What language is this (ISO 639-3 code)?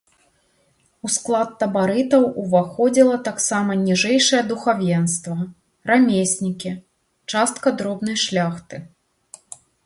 bel